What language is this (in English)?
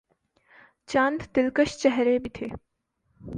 Urdu